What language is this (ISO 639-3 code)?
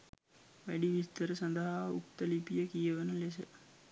sin